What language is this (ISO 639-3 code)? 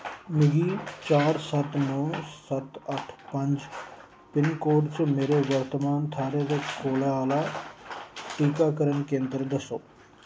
doi